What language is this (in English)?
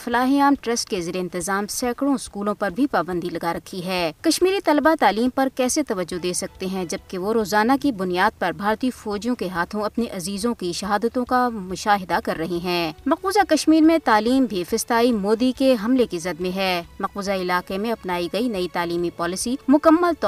Urdu